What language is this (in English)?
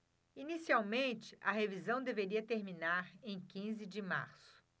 Portuguese